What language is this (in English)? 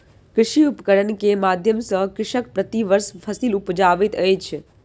Maithili